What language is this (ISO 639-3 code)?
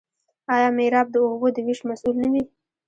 pus